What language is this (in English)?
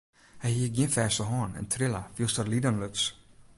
Western Frisian